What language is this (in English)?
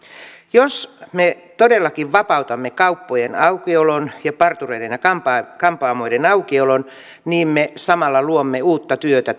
Finnish